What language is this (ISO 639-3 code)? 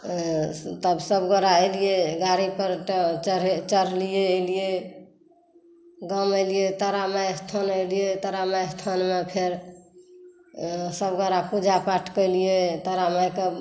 mai